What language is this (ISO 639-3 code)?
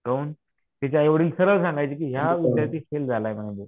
mar